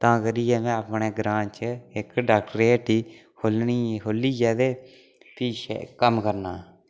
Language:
Dogri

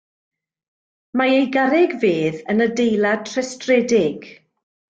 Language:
Welsh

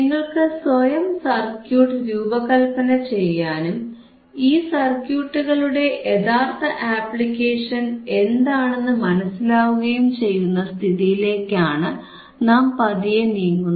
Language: Malayalam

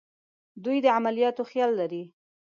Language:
Pashto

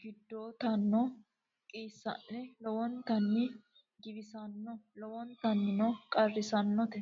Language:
Sidamo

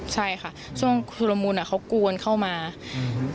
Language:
Thai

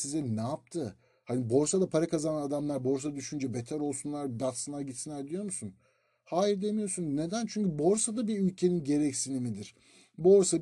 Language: Turkish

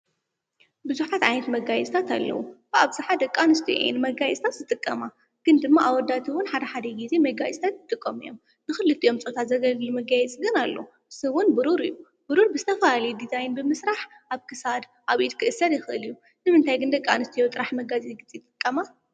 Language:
Tigrinya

